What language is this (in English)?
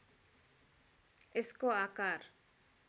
Nepali